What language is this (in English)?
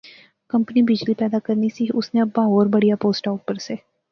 Pahari-Potwari